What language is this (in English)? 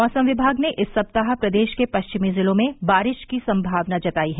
Hindi